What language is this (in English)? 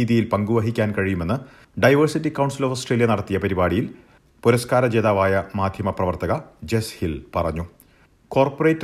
Malayalam